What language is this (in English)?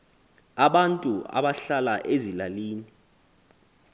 Xhosa